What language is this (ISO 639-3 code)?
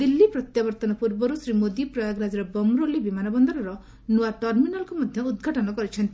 ori